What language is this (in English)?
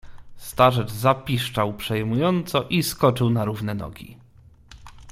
Polish